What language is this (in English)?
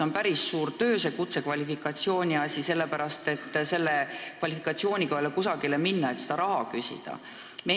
Estonian